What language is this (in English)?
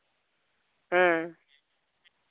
Santali